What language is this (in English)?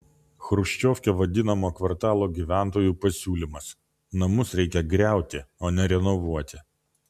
Lithuanian